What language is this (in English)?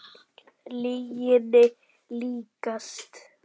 Icelandic